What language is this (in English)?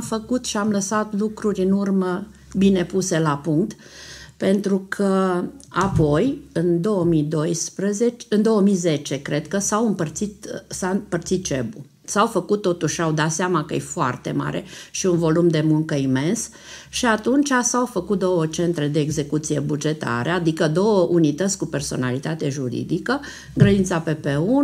Romanian